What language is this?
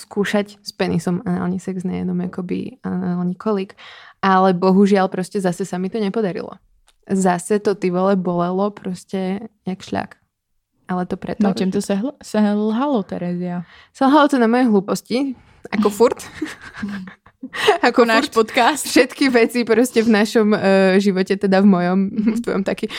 Czech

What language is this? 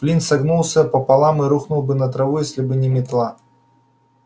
Russian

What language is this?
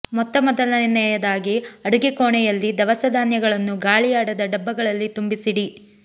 Kannada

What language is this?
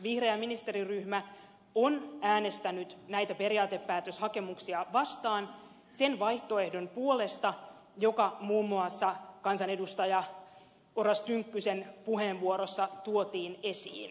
Finnish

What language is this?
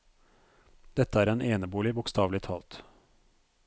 Norwegian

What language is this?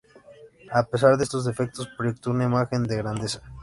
Spanish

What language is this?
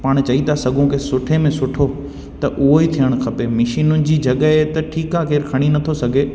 Sindhi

